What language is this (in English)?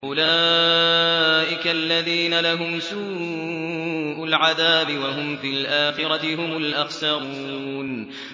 Arabic